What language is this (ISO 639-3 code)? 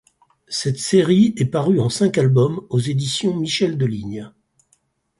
fra